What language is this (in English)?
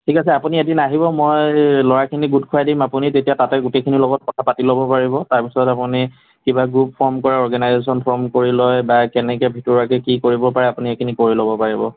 Assamese